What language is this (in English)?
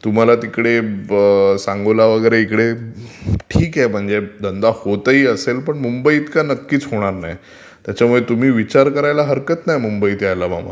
Marathi